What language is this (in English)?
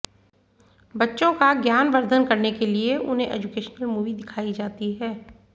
Hindi